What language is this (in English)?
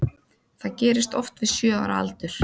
Icelandic